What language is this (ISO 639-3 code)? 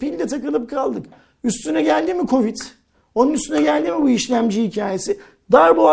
tur